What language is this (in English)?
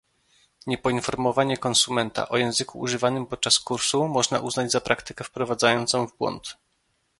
Polish